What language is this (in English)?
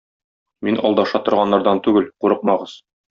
Tatar